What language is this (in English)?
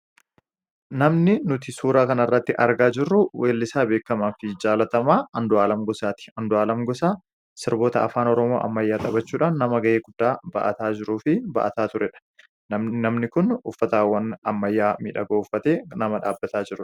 Oromo